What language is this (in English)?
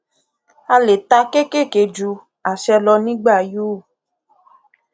Yoruba